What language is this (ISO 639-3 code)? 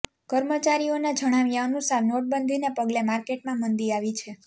guj